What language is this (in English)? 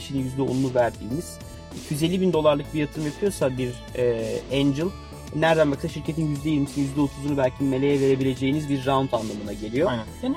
Turkish